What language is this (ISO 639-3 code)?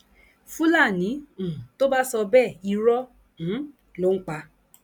yor